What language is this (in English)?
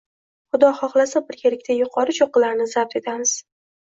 Uzbek